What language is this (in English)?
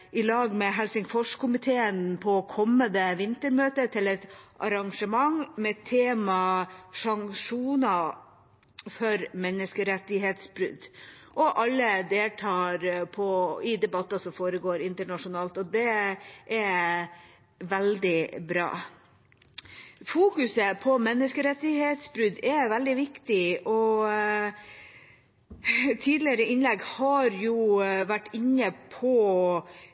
Norwegian Bokmål